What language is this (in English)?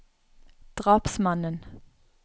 Norwegian